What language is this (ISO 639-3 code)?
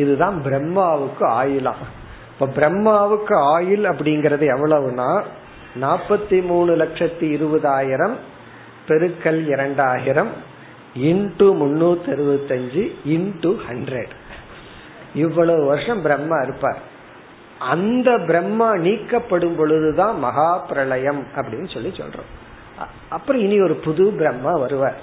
tam